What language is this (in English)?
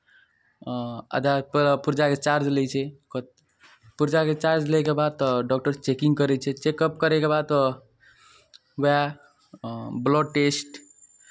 Maithili